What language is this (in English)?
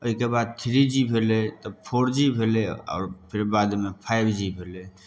Maithili